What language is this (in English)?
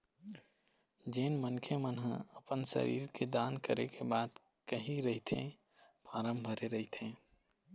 Chhattisgarhi